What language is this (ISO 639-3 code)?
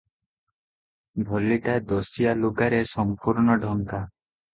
ori